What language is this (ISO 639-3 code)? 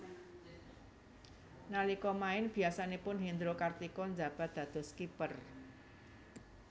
jav